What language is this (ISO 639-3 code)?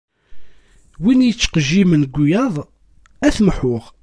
kab